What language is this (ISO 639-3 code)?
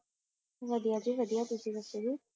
pan